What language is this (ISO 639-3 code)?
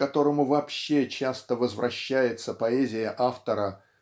rus